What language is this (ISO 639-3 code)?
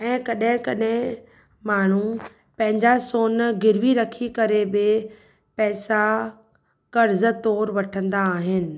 snd